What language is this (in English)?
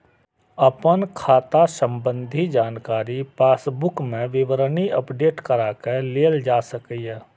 Maithili